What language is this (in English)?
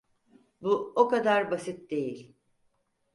Turkish